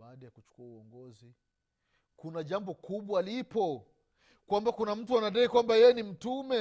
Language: Swahili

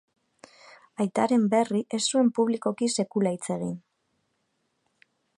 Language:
Basque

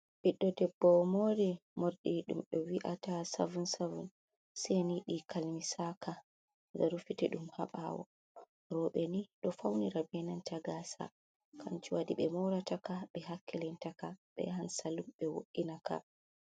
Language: Fula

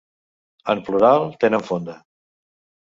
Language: Catalan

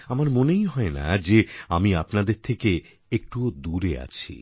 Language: Bangla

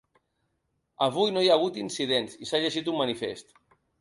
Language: Catalan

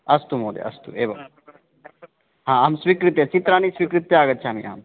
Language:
Sanskrit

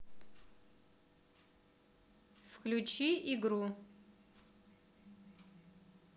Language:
Russian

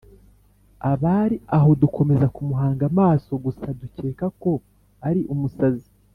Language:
Kinyarwanda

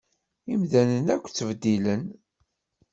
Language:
Kabyle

